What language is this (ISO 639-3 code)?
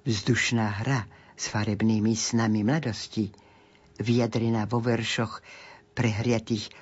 slk